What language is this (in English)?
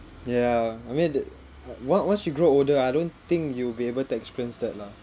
English